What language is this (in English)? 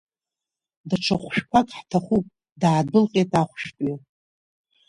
Abkhazian